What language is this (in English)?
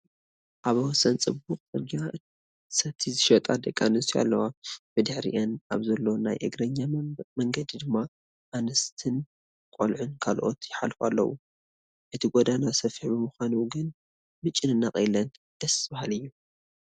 Tigrinya